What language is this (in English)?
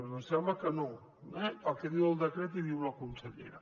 Catalan